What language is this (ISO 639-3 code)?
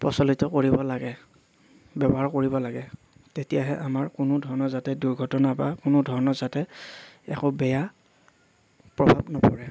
asm